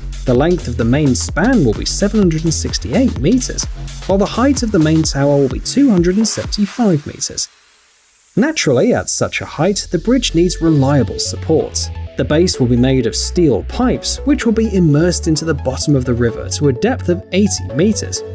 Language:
English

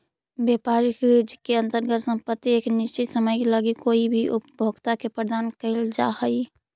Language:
Magahi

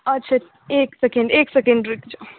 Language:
Maithili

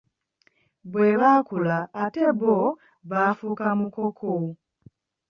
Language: Ganda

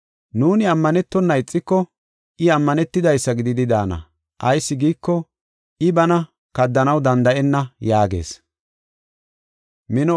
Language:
Gofa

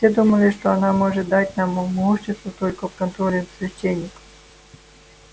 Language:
Russian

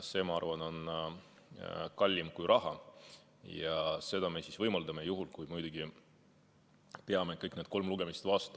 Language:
Estonian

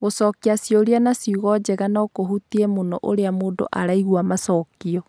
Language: Kikuyu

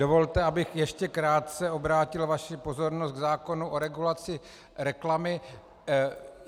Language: Czech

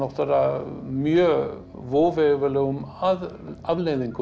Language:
Icelandic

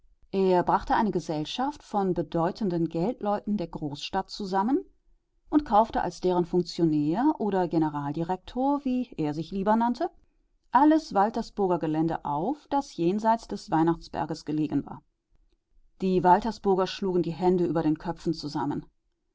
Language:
German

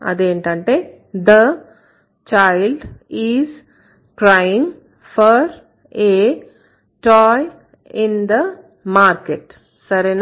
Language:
Telugu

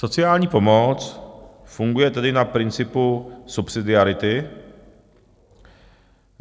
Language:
Czech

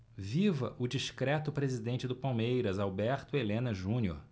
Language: Portuguese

